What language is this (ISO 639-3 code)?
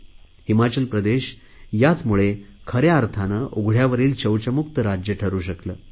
mar